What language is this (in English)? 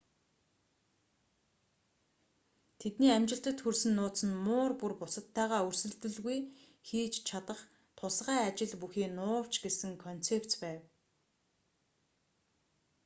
Mongolian